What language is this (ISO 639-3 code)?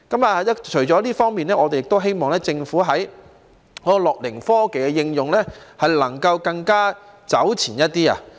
yue